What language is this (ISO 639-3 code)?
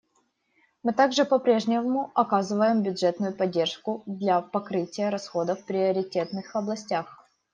rus